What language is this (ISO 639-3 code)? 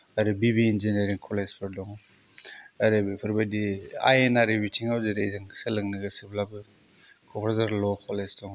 brx